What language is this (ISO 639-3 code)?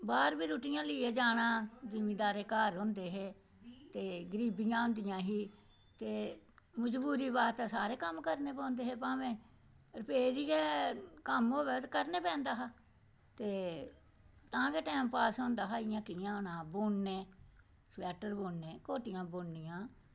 doi